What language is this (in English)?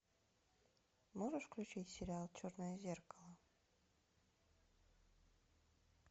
Russian